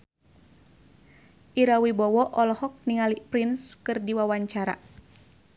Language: Sundanese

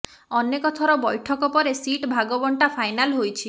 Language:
Odia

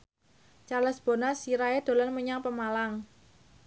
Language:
Javanese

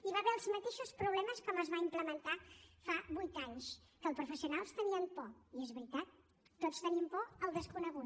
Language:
Catalan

